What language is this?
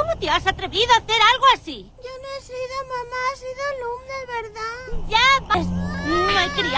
Spanish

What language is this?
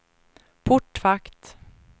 Swedish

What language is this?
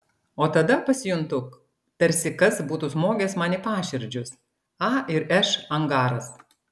Lithuanian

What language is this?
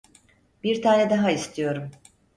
Turkish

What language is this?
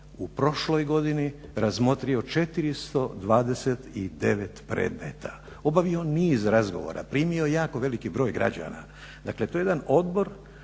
Croatian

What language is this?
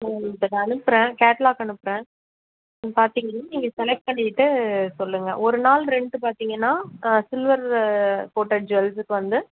Tamil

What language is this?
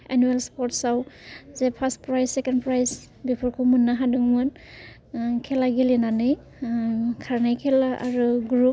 Bodo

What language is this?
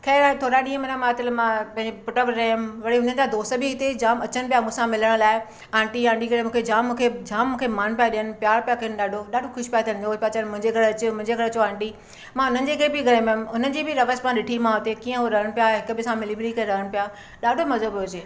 Sindhi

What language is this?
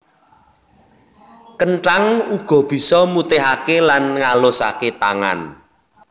Javanese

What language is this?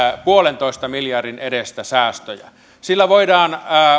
Finnish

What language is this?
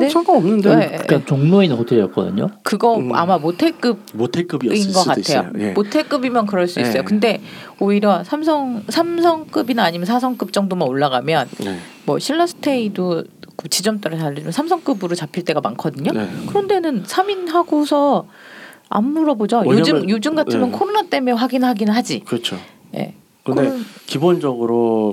Korean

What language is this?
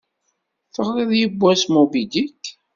Kabyle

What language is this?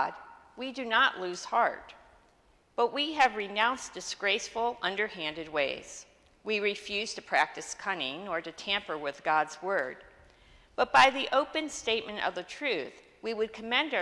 English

